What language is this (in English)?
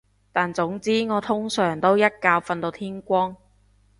Cantonese